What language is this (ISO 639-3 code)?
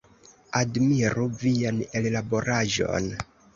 epo